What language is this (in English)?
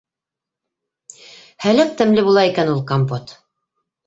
Bashkir